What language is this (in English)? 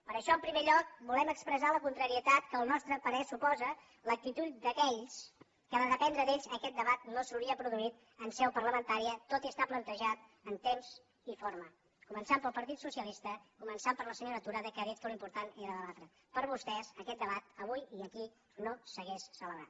Catalan